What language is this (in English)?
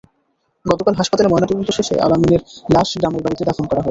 Bangla